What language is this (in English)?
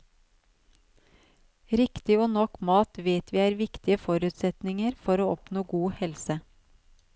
Norwegian